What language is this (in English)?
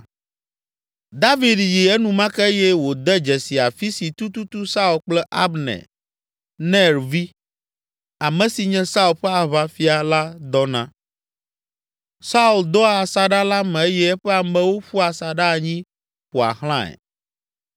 Ewe